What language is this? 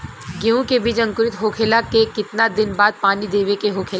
Bhojpuri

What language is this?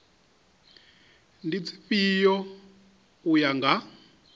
Venda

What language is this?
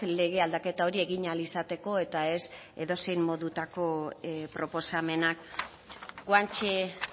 Basque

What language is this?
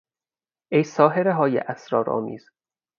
Persian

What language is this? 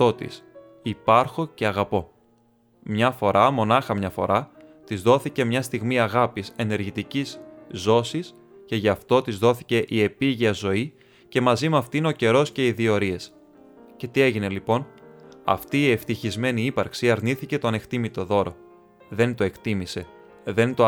Greek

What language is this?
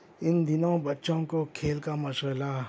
Urdu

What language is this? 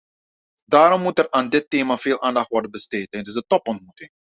Dutch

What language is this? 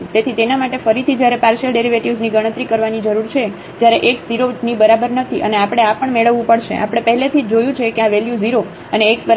Gujarati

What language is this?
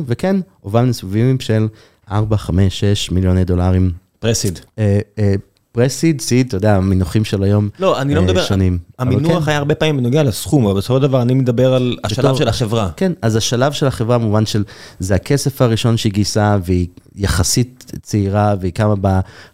Hebrew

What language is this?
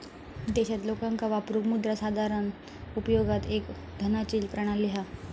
Marathi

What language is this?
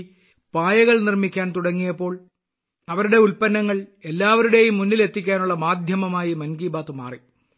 Malayalam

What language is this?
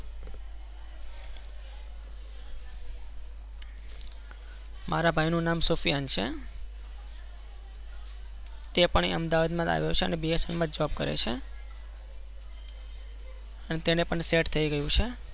Gujarati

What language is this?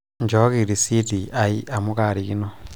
Masai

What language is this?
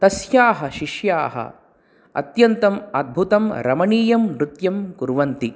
Sanskrit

